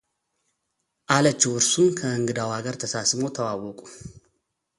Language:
Amharic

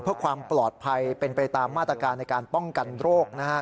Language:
Thai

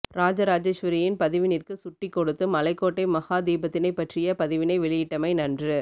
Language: Tamil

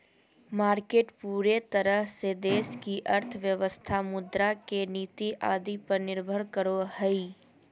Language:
Magahi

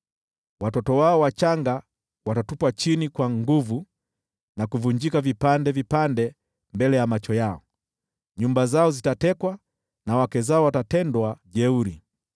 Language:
Swahili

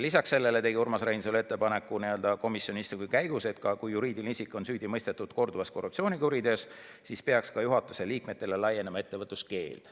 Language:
Estonian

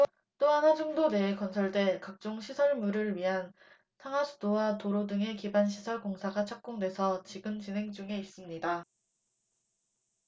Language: Korean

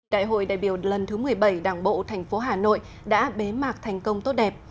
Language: Vietnamese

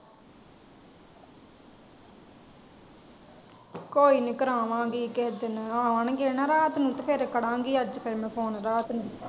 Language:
Punjabi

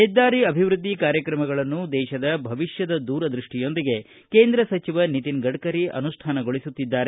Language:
Kannada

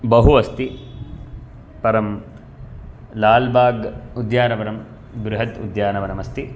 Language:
Sanskrit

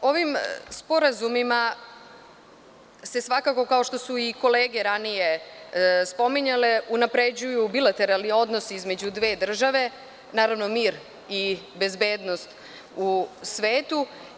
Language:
Serbian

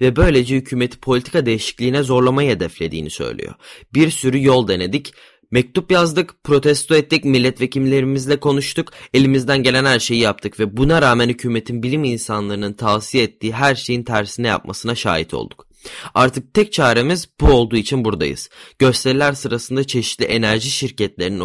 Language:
Turkish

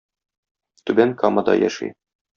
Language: Tatar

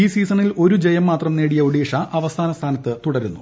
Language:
Malayalam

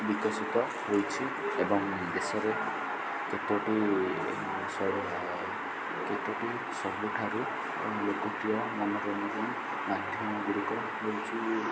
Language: Odia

